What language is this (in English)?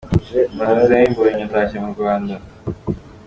Kinyarwanda